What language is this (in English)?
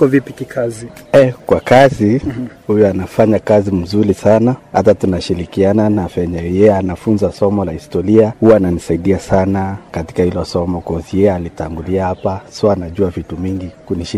Swahili